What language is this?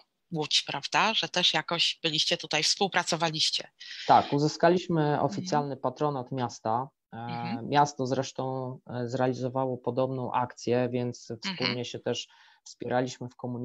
Polish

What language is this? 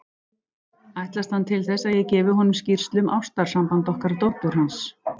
Icelandic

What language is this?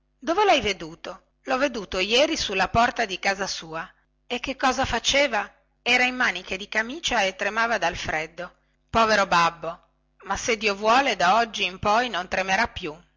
Italian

